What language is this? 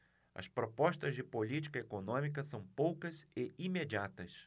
Portuguese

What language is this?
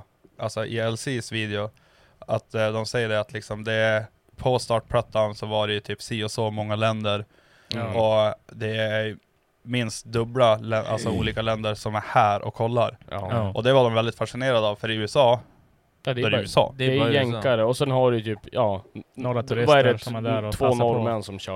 Swedish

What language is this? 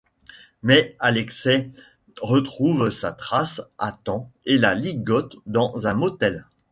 French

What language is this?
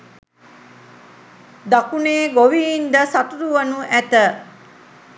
Sinhala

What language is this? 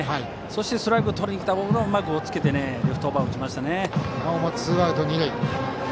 Japanese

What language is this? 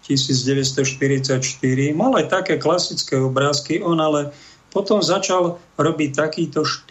Slovak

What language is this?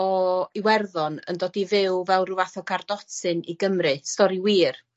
Welsh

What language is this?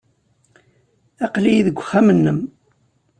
Kabyle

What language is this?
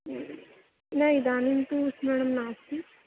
Sanskrit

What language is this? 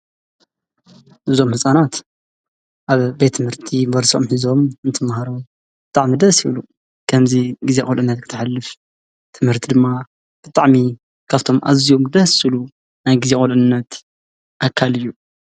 Tigrinya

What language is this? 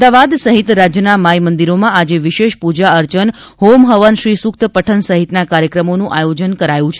Gujarati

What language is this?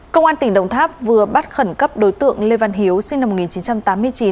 Vietnamese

